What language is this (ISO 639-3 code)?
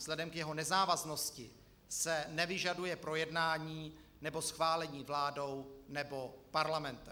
ces